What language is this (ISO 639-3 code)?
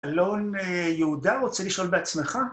heb